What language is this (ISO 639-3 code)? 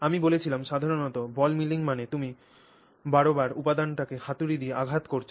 ben